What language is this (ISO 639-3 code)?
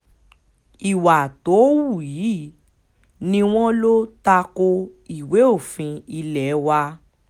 yor